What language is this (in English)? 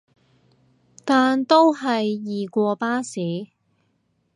Cantonese